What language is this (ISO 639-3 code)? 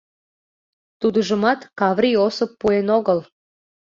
chm